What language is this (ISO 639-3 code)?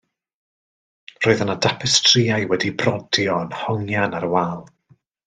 cym